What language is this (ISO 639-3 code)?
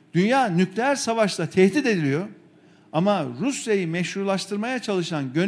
tur